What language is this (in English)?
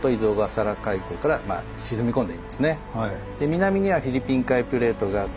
Japanese